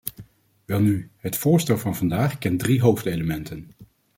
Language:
Dutch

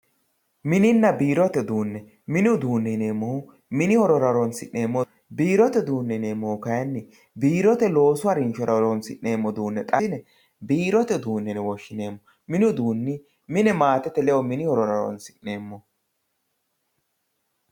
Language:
Sidamo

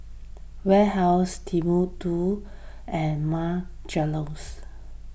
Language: English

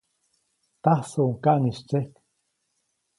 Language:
Copainalá Zoque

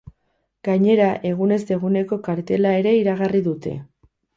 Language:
Basque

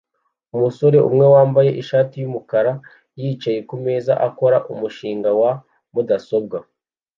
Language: Kinyarwanda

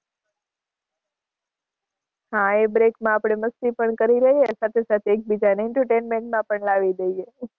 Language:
Gujarati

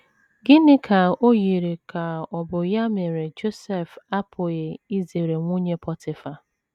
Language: Igbo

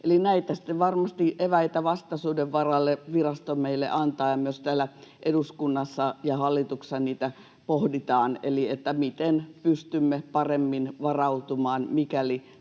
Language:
Finnish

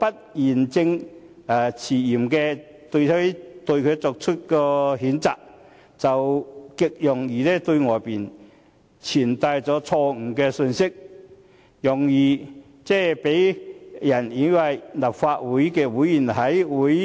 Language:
Cantonese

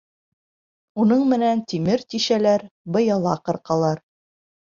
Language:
Bashkir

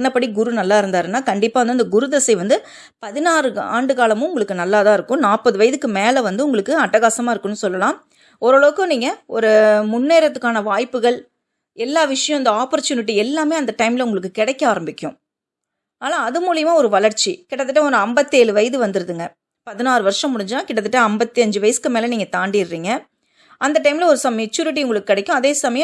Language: Tamil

